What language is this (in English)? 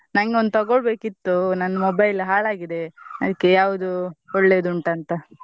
Kannada